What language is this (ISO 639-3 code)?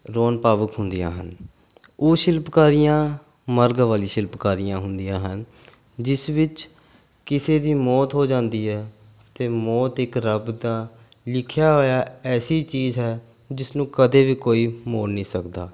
pan